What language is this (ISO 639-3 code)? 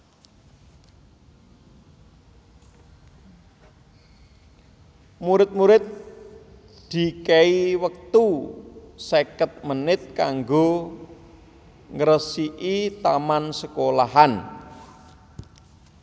jav